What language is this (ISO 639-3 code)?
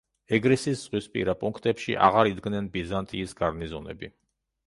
kat